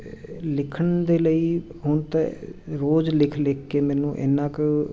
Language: Punjabi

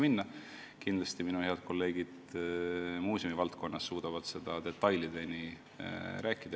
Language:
Estonian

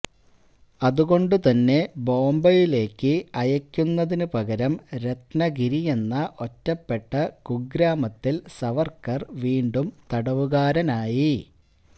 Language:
Malayalam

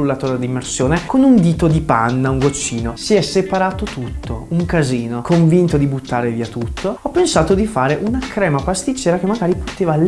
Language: Italian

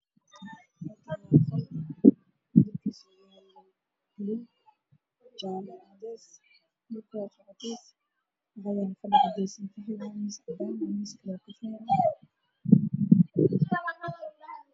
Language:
Somali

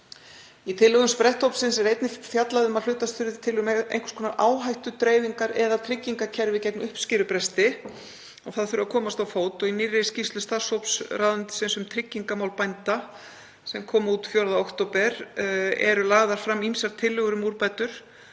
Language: Icelandic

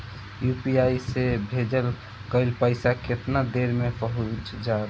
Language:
Bhojpuri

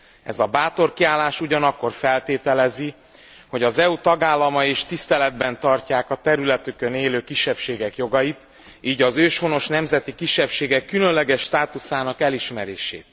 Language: Hungarian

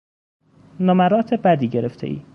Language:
Persian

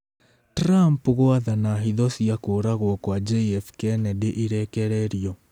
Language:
Kikuyu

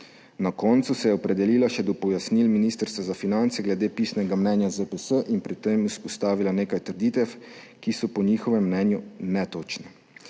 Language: Slovenian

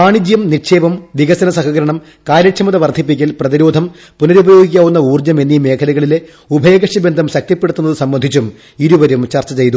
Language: Malayalam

